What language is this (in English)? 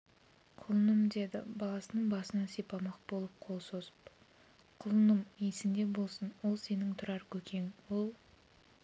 Kazakh